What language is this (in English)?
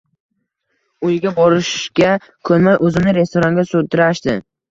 Uzbek